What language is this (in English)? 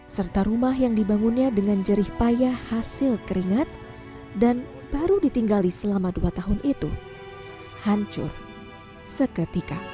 Indonesian